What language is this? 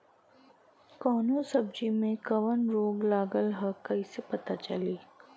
Bhojpuri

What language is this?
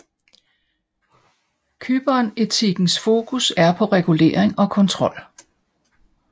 Danish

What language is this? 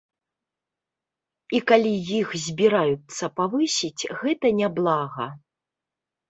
Belarusian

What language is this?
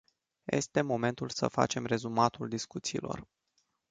Romanian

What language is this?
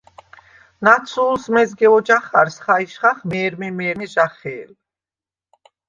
Svan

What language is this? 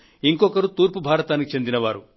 Telugu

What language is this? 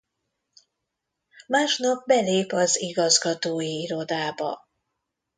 Hungarian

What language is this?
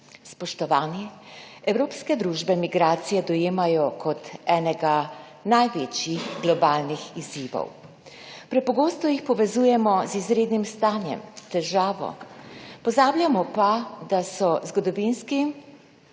Slovenian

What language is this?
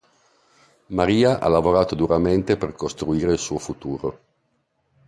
Italian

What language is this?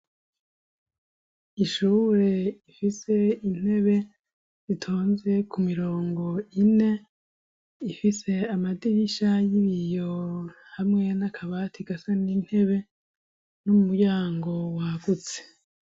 Rundi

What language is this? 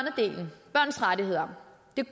Danish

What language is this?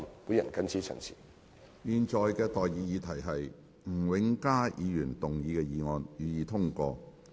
Cantonese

